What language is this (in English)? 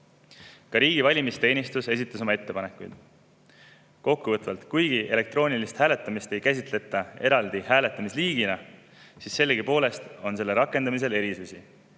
Estonian